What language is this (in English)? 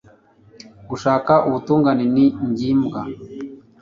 Kinyarwanda